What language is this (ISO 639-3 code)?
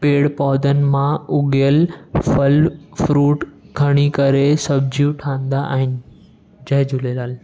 snd